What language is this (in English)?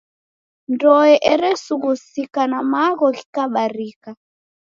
Taita